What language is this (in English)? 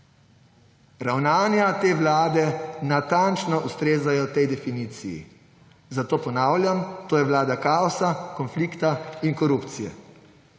Slovenian